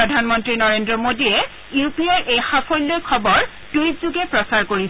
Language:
Assamese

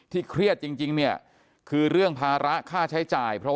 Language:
Thai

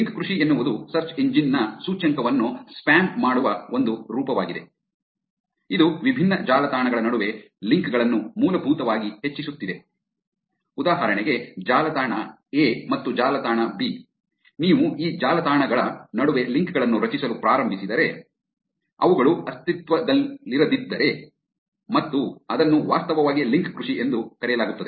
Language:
Kannada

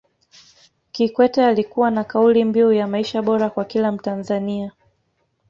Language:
Swahili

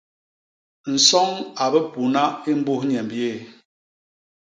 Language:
Basaa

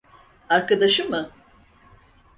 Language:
Turkish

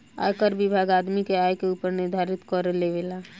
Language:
Bhojpuri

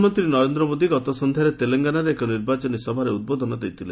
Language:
Odia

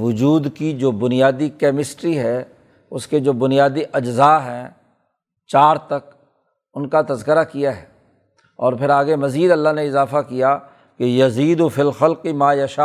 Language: Urdu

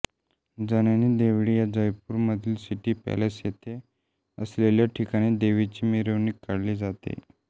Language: Marathi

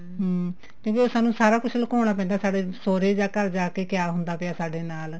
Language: Punjabi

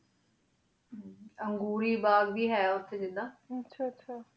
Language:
Punjabi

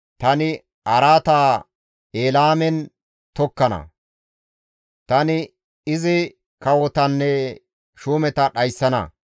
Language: Gamo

